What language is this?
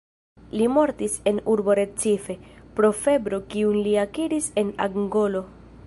Esperanto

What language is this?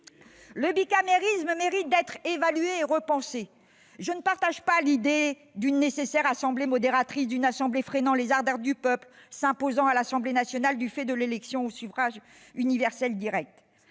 French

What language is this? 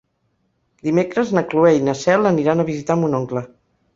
Catalan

